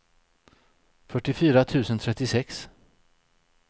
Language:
Swedish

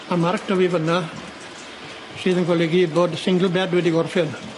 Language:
Welsh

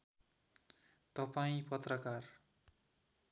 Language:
Nepali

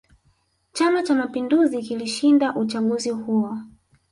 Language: Swahili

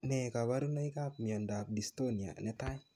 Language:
Kalenjin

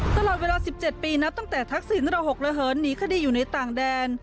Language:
Thai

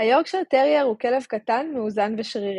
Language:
Hebrew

